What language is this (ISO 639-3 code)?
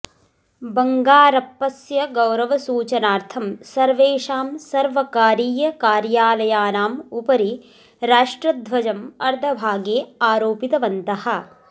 san